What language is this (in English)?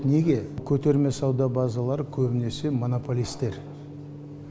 Kazakh